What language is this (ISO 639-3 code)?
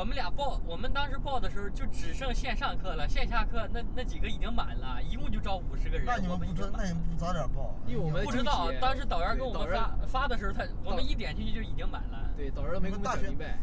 zho